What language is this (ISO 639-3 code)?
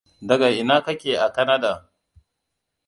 hau